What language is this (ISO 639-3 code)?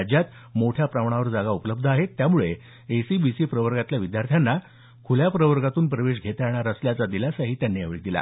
mar